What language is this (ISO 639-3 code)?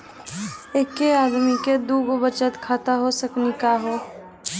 mai